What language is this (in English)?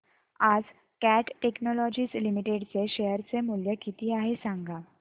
Marathi